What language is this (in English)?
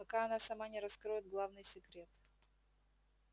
Russian